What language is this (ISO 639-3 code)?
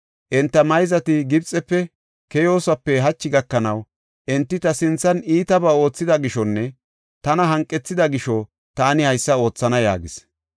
gof